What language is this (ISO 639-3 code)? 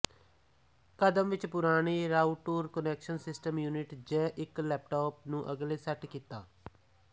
pan